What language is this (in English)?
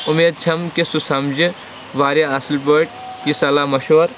Kashmiri